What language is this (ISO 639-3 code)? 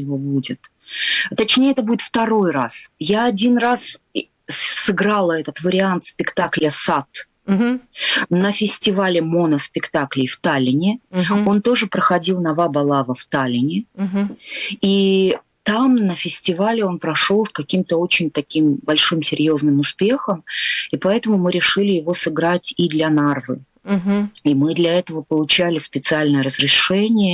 rus